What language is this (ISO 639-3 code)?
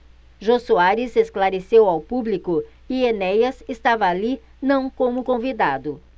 por